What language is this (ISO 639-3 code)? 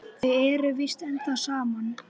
isl